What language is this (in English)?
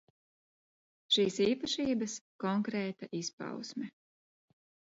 Latvian